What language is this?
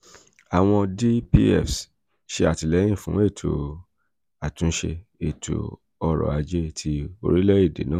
Yoruba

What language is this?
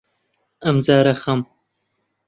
Central Kurdish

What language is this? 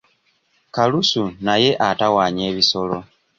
Ganda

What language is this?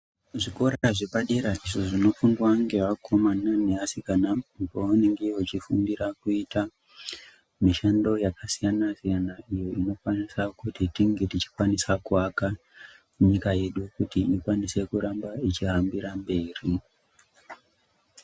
Ndau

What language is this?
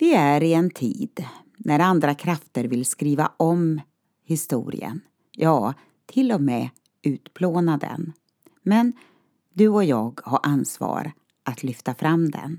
Swedish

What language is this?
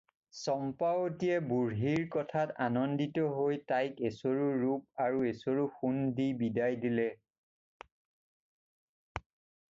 Assamese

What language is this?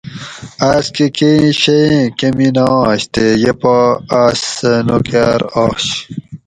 Gawri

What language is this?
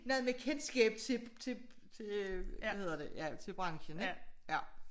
Danish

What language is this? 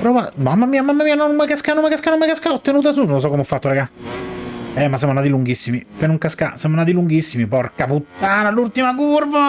Italian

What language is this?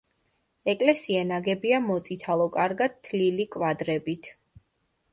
Georgian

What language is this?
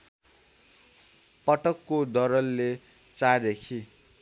Nepali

